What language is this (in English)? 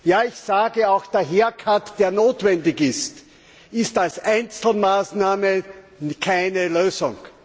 German